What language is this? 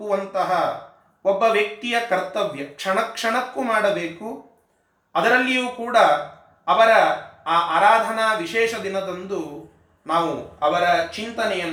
Kannada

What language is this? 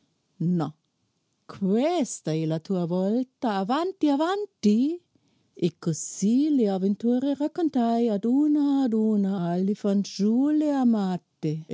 Italian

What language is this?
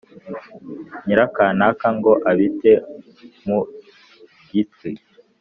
Kinyarwanda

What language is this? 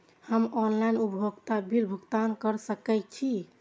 Maithili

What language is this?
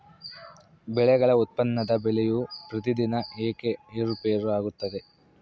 Kannada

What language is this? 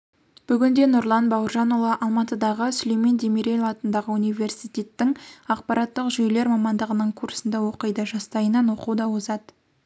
Kazakh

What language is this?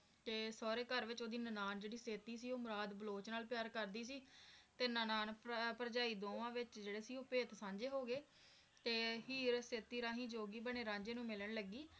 Punjabi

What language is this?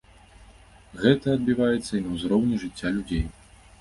Belarusian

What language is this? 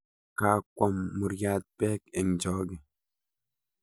Kalenjin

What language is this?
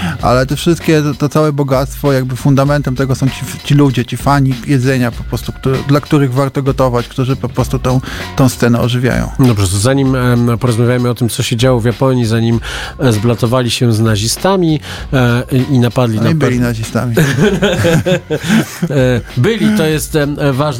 Polish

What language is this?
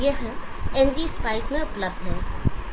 Hindi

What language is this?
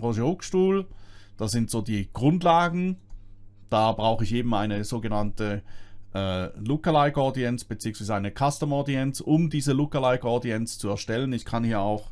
German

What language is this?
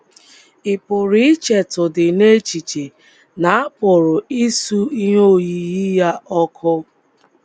Igbo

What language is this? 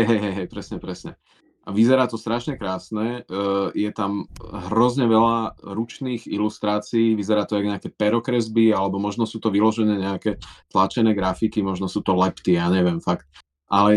Slovak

